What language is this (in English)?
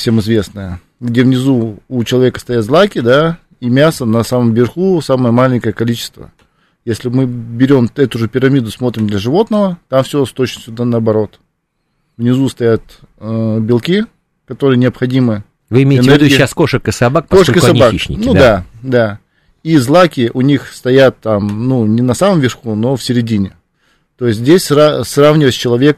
Russian